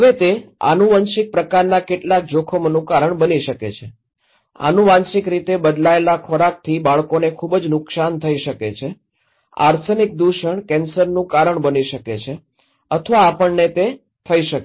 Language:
Gujarati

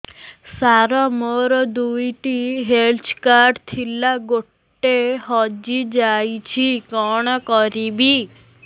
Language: Odia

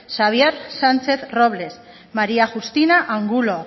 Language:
Basque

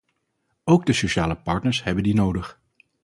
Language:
Dutch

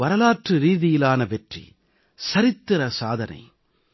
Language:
Tamil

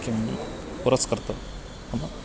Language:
Sanskrit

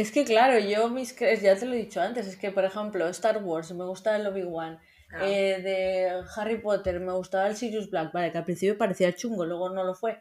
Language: Spanish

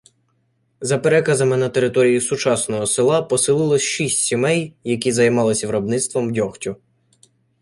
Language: Ukrainian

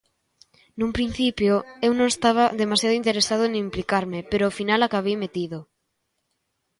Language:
Galician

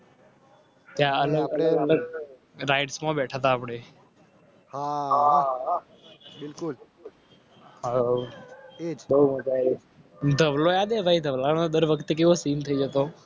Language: Gujarati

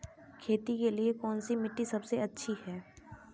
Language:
Hindi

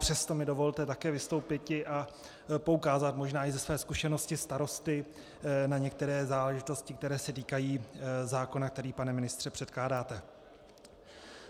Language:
Czech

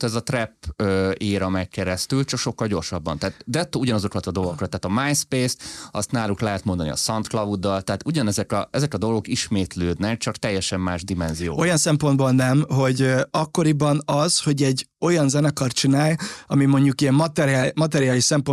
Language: Hungarian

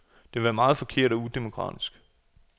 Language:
Danish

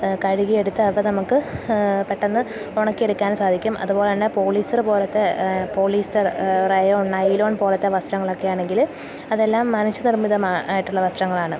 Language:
Malayalam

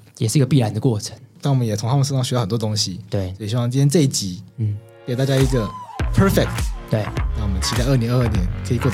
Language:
Chinese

